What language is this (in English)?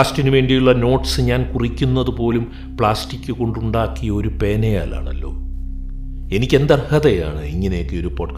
Malayalam